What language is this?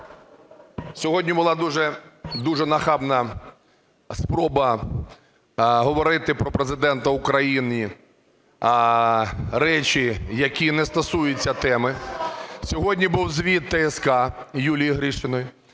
Ukrainian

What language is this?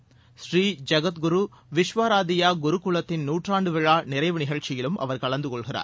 Tamil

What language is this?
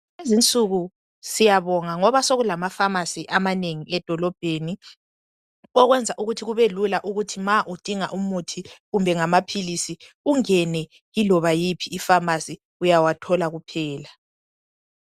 North Ndebele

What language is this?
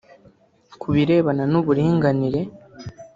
Kinyarwanda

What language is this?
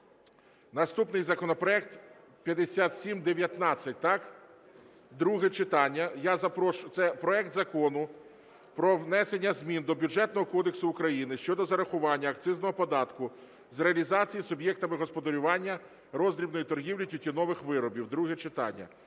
Ukrainian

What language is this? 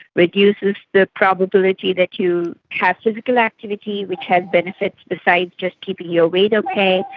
English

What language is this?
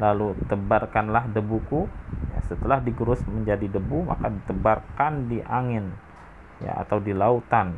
Indonesian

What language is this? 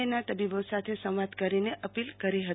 Gujarati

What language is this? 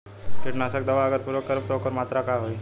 Bhojpuri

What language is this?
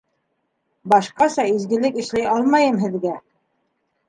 Bashkir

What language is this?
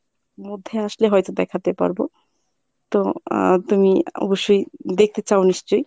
Bangla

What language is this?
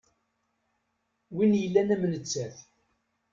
Kabyle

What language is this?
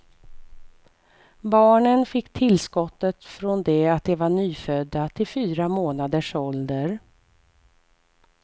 Swedish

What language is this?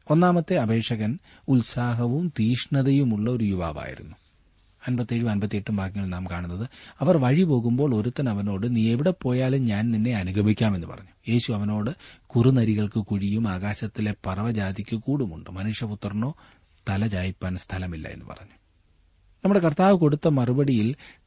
Malayalam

